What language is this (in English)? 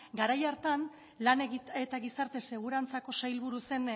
Basque